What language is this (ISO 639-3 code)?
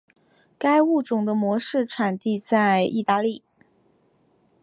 zho